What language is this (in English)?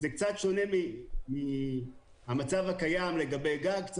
Hebrew